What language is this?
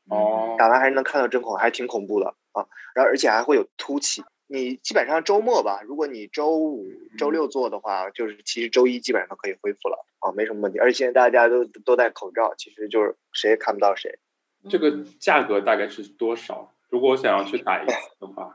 Chinese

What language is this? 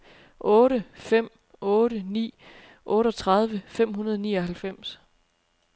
Danish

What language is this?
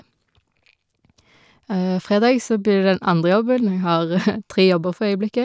Norwegian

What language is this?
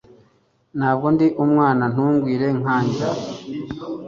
Kinyarwanda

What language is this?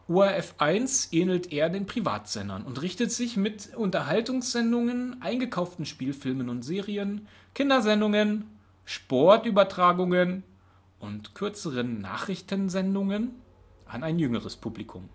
German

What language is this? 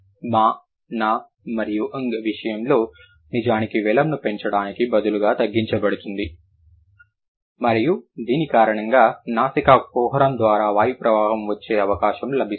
Telugu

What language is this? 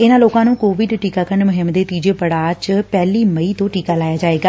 Punjabi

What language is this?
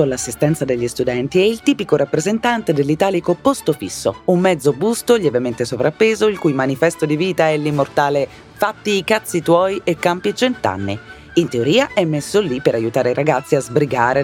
Italian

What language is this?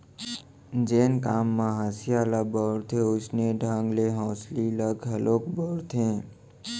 Chhattisgarhi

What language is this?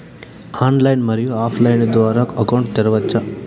Telugu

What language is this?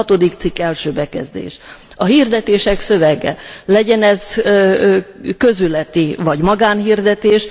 Hungarian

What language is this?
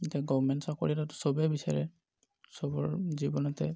Assamese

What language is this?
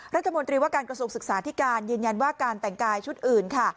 Thai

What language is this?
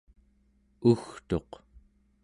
Central Yupik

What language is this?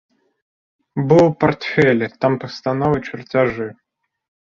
Belarusian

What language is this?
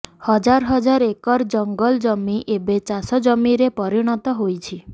Odia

